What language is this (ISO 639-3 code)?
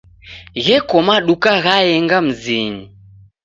dav